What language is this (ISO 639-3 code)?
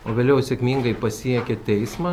lit